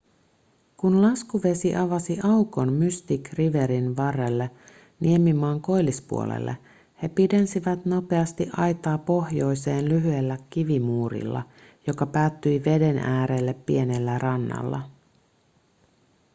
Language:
Finnish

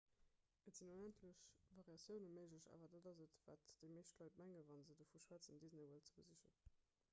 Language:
Luxembourgish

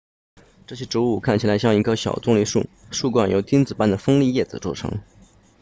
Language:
Chinese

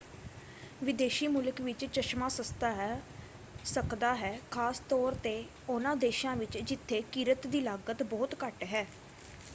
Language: Punjabi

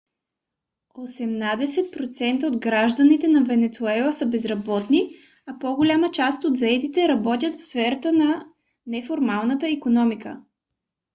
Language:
Bulgarian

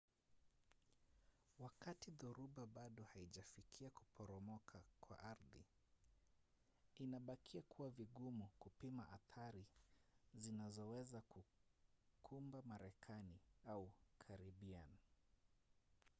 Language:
Swahili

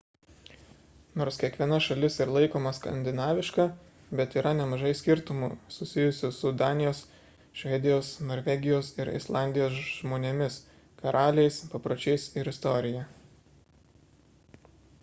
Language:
Lithuanian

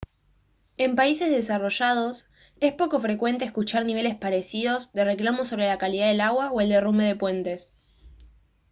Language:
Spanish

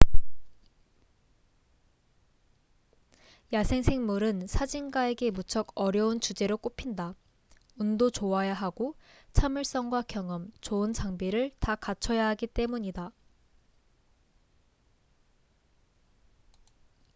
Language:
Korean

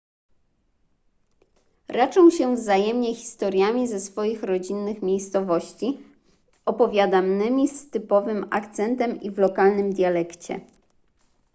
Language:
Polish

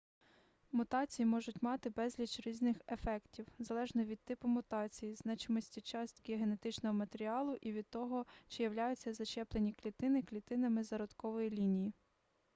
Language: Ukrainian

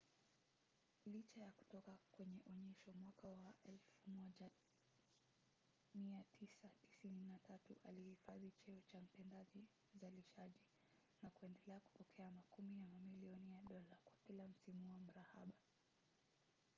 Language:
Swahili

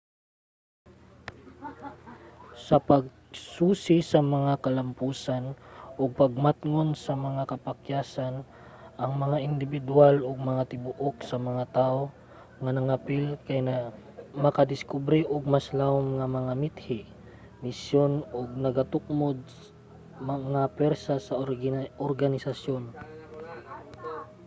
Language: Cebuano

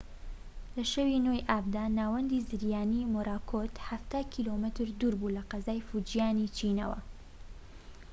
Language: Central Kurdish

